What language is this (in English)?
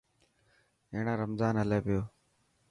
Dhatki